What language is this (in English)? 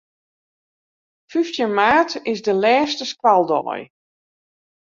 Western Frisian